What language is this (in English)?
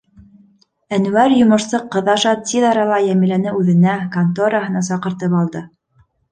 Bashkir